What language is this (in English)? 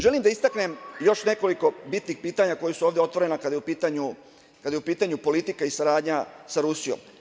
Serbian